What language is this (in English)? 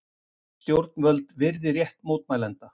Icelandic